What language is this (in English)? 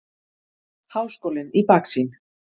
Icelandic